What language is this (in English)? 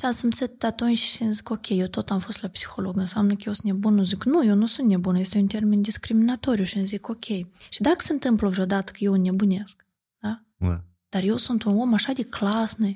Romanian